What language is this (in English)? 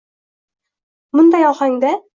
Uzbek